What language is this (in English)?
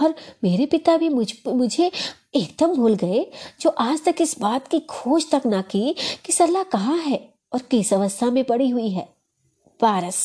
Hindi